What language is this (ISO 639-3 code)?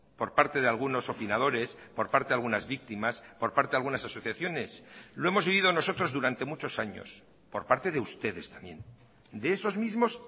spa